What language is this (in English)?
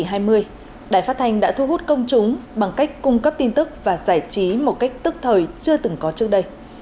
Vietnamese